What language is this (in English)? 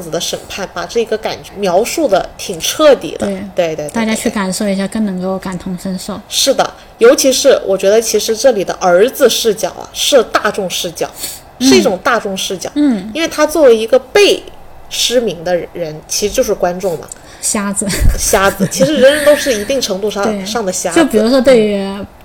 Chinese